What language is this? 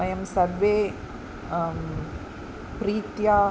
Sanskrit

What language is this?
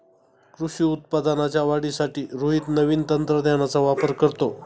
Marathi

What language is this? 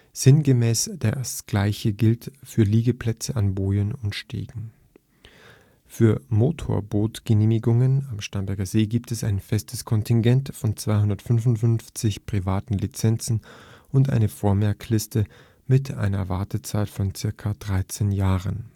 German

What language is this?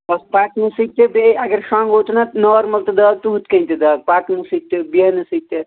Kashmiri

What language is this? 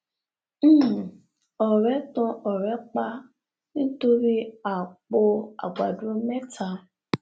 Yoruba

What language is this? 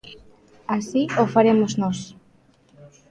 Galician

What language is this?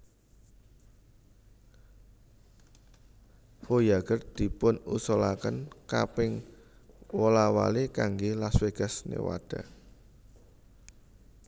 Javanese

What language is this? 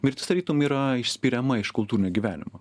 Lithuanian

